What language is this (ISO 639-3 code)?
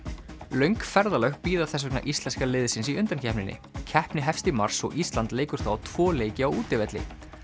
isl